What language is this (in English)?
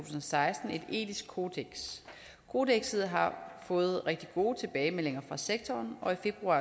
Danish